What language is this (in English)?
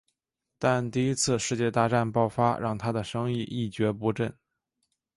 Chinese